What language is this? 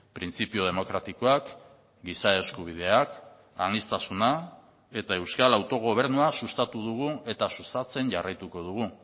Basque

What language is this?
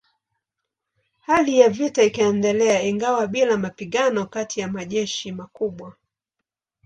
Swahili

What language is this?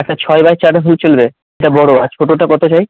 Bangla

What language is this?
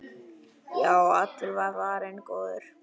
Icelandic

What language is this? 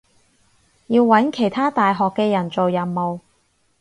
Cantonese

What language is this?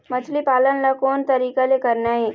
Chhattisgarhi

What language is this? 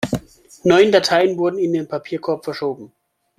German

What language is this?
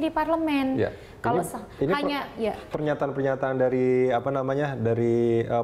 Indonesian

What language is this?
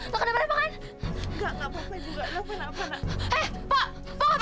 Indonesian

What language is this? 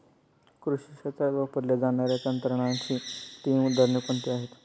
Marathi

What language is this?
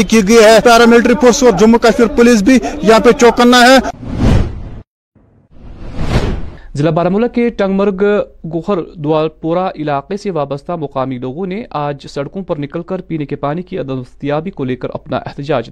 Urdu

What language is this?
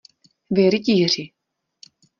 Czech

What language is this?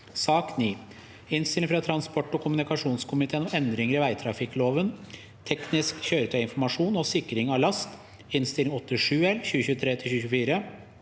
Norwegian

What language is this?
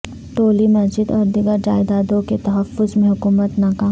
Urdu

